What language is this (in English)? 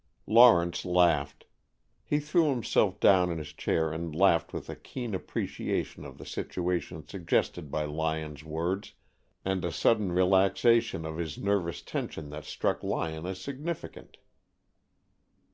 English